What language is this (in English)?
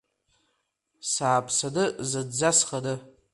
Abkhazian